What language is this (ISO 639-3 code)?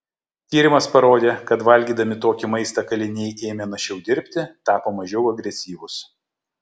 lit